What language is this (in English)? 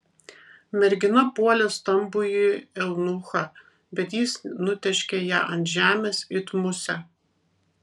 Lithuanian